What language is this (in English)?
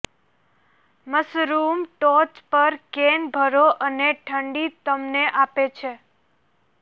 Gujarati